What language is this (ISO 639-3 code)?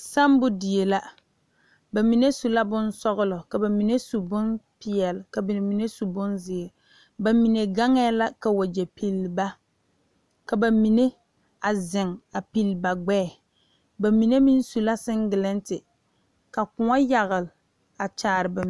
dga